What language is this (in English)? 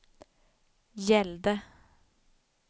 Swedish